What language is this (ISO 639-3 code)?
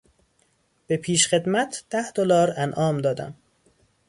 fas